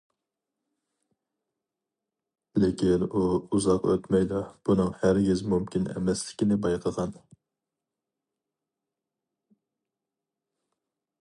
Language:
Uyghur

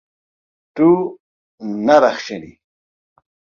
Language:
Kurdish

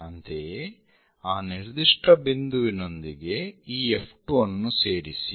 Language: Kannada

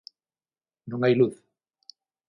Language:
Galician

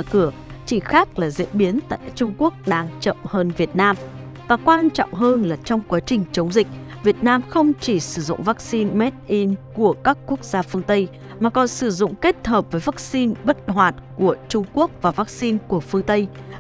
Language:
Vietnamese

